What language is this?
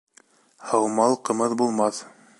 Bashkir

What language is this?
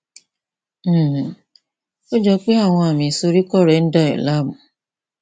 Yoruba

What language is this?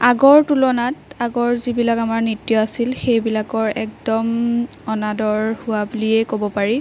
Assamese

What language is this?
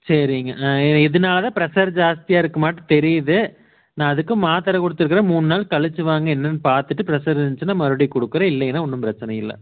Tamil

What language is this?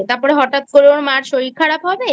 Bangla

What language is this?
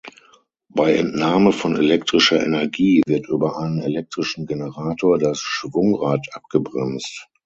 German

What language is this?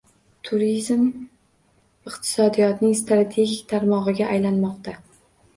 Uzbek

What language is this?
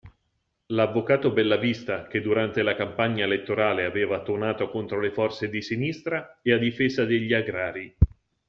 Italian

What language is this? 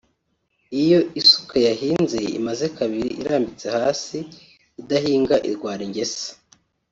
Kinyarwanda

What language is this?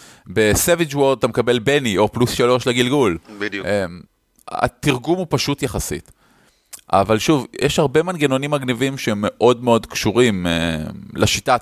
Hebrew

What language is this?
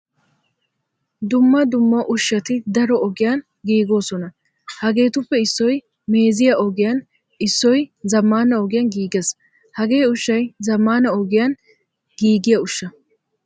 Wolaytta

